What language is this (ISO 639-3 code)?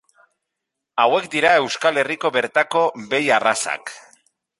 eus